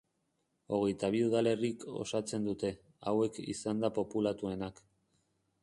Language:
Basque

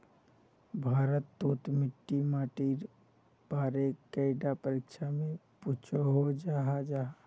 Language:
Magahi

